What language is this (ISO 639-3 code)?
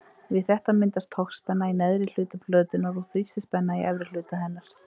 isl